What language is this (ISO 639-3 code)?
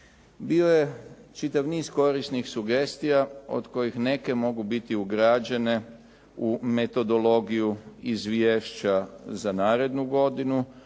hrv